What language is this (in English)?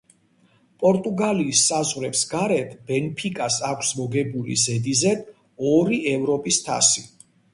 Georgian